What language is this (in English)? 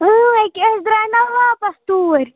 Kashmiri